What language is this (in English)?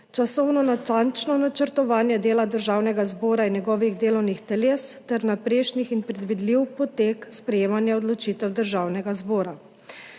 Slovenian